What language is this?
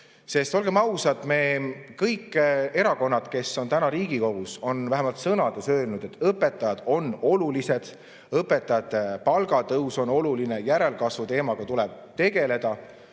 Estonian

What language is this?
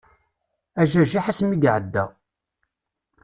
Kabyle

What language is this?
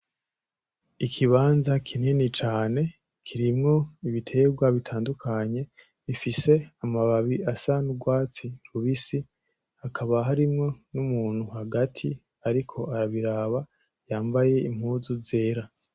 Rundi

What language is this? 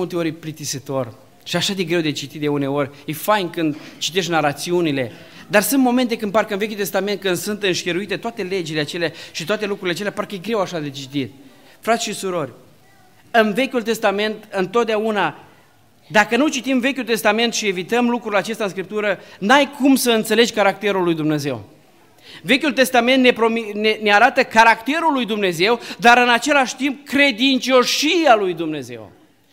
Romanian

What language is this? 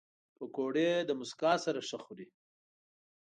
Pashto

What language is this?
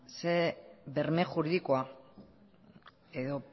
Basque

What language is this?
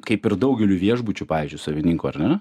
Lithuanian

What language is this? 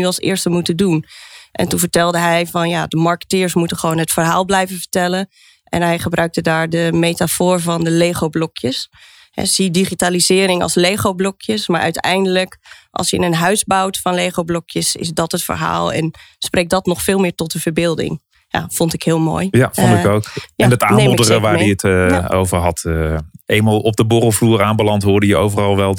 Dutch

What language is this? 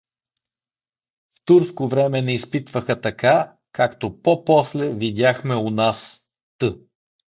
Bulgarian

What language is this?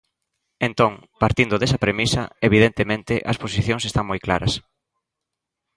Galician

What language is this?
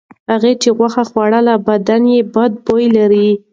Pashto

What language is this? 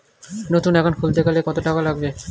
Bangla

